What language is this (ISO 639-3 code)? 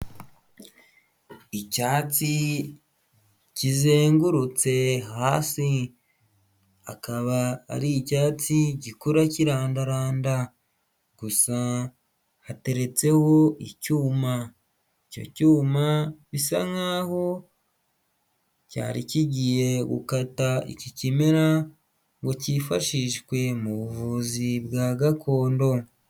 kin